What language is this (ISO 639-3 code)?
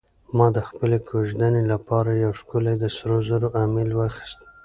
pus